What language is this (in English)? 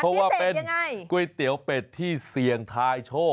Thai